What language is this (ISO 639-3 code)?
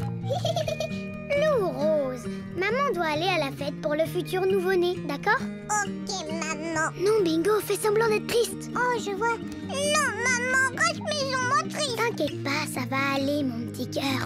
fra